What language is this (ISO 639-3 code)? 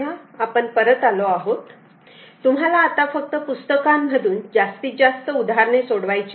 mar